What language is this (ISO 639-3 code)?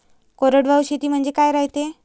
mar